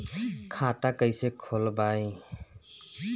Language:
Bhojpuri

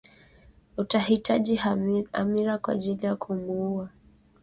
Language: Swahili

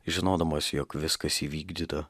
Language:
Lithuanian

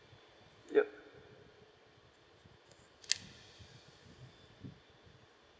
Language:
English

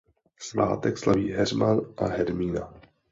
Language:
Czech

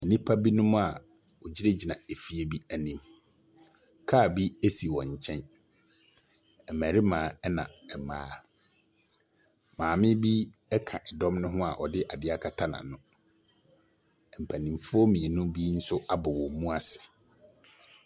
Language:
Akan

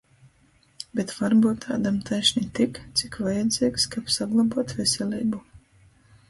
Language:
Latgalian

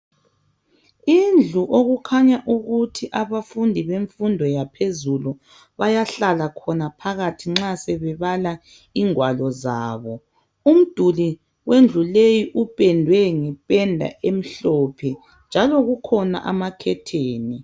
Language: North Ndebele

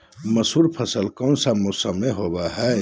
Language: Magahi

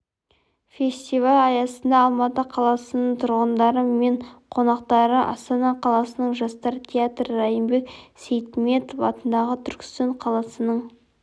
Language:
Kazakh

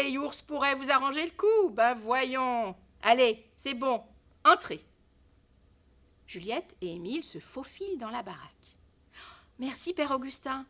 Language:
French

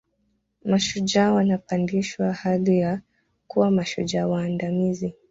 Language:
Swahili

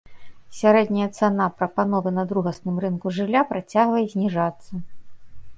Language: Belarusian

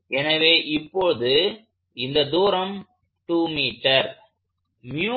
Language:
Tamil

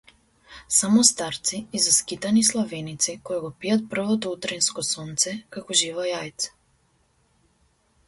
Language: Macedonian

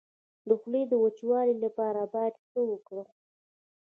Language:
Pashto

